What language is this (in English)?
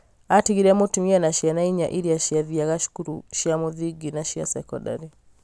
Kikuyu